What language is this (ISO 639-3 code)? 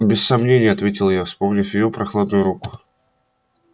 rus